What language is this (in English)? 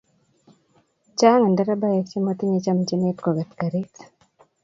Kalenjin